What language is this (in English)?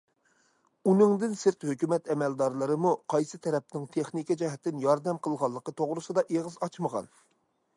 Uyghur